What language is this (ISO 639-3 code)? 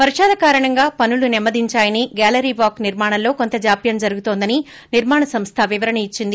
tel